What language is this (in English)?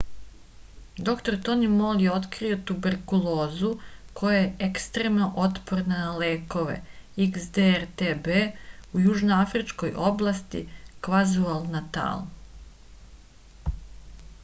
Serbian